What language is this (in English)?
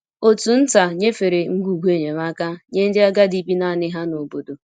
Igbo